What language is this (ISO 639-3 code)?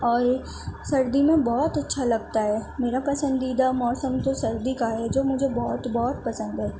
urd